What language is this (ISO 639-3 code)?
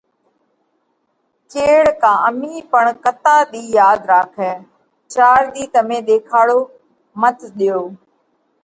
kvx